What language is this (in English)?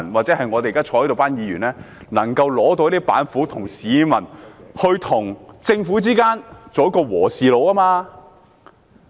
Cantonese